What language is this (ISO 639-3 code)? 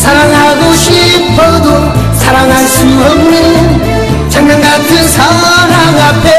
kor